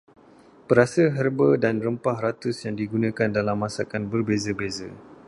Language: Malay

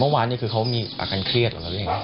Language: Thai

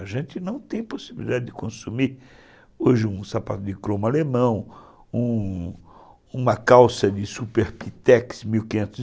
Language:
Portuguese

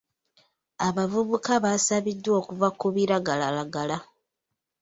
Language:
Ganda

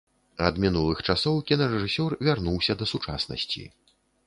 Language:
Belarusian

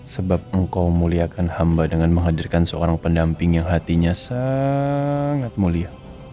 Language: Indonesian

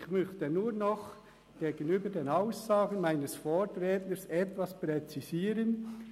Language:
Swiss German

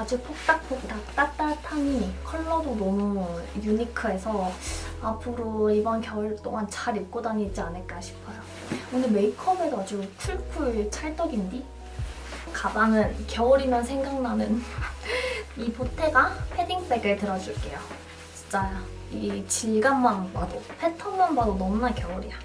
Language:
Korean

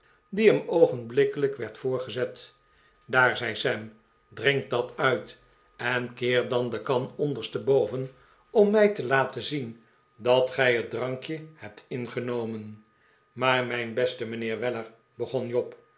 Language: Dutch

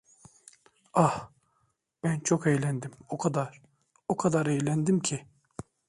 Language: Turkish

